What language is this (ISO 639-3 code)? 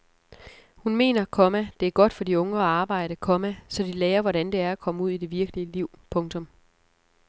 dan